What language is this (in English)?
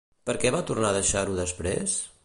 Catalan